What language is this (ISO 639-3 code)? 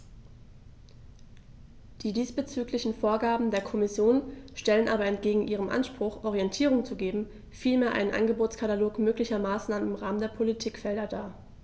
deu